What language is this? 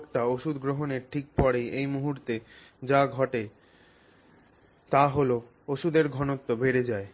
Bangla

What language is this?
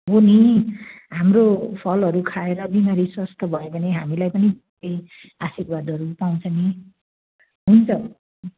Nepali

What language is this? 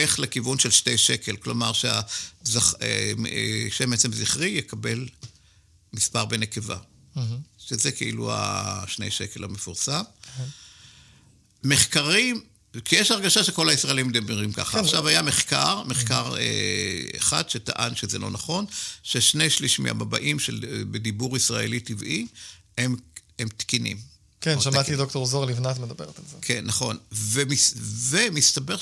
Hebrew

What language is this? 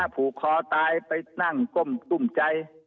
Thai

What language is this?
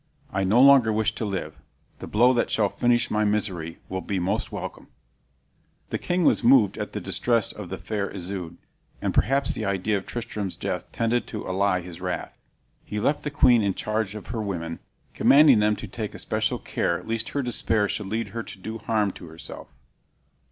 English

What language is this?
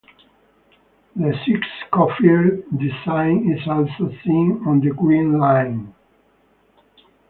English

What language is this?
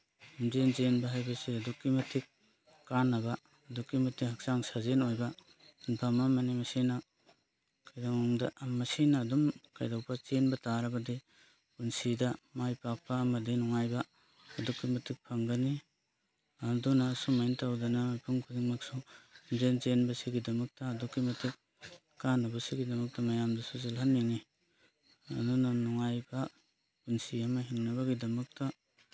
Manipuri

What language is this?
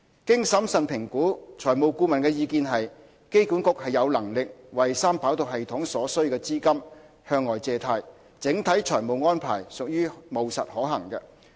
Cantonese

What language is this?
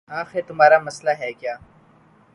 Urdu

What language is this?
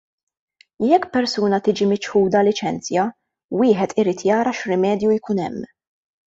Maltese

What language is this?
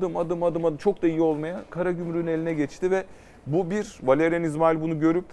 Turkish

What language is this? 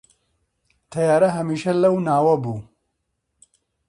Central Kurdish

